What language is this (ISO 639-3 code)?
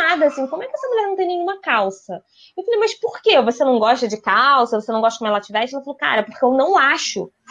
por